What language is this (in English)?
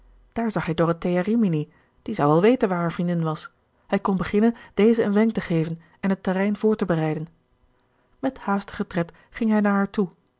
Dutch